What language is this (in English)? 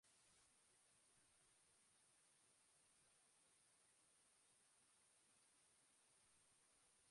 Basque